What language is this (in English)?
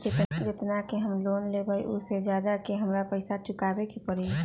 Magahi